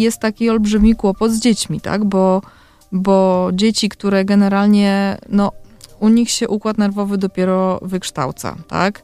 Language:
Polish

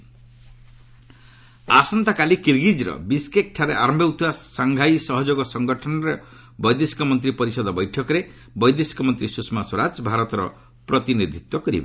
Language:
Odia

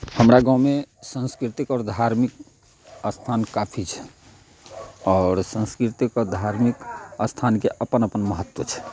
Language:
Maithili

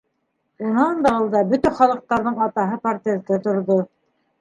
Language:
Bashkir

